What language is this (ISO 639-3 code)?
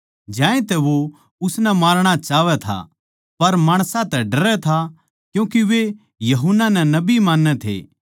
bgc